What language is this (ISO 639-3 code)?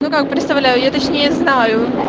rus